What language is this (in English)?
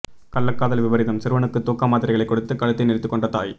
Tamil